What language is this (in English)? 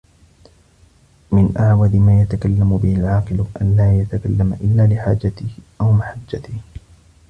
Arabic